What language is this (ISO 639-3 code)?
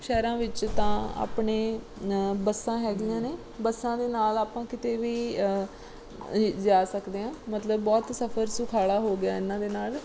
pan